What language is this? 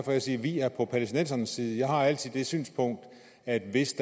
Danish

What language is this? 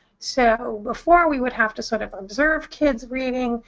English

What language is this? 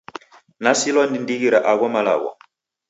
Taita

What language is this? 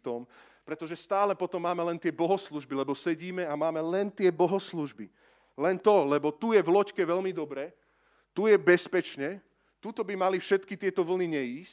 Slovak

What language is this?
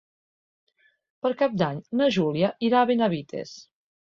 Catalan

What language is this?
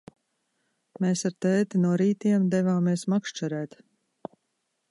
Latvian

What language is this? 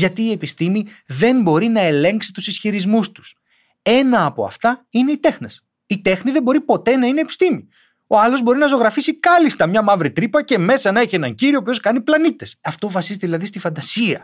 Greek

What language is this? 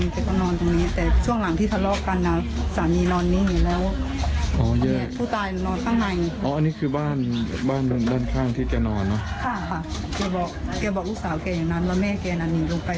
Thai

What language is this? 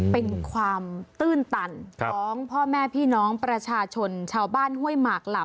Thai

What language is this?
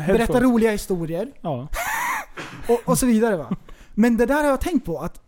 Swedish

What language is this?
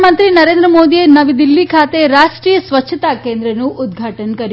Gujarati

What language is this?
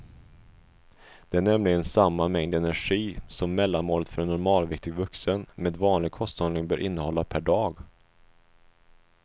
Swedish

